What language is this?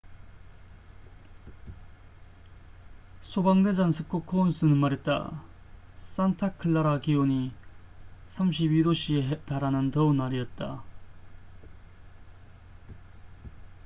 Korean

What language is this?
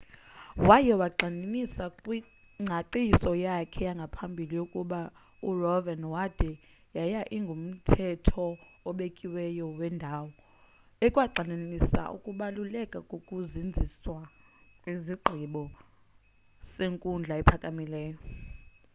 Xhosa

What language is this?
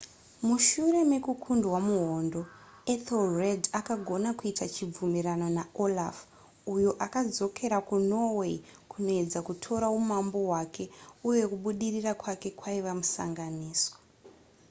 Shona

